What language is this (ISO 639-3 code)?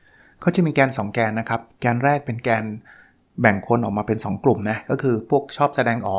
tha